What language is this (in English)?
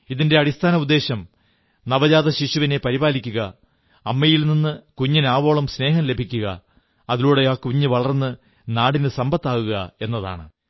Malayalam